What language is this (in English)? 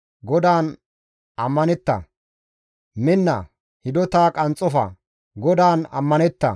Gamo